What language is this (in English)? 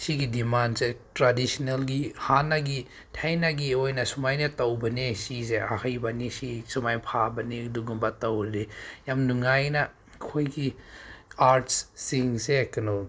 Manipuri